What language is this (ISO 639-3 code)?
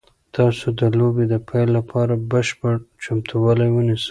pus